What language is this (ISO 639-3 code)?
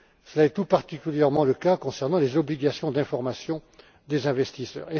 fra